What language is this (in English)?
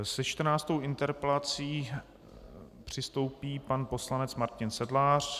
Czech